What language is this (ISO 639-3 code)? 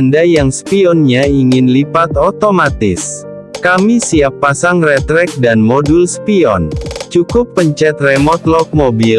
ind